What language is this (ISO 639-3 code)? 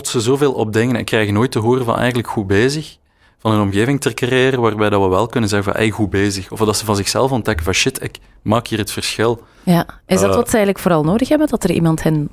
nld